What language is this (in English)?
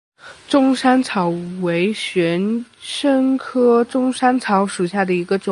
Chinese